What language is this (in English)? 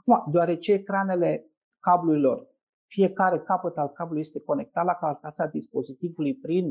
Romanian